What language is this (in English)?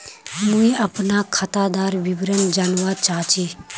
Magahi